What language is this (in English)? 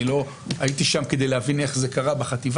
Hebrew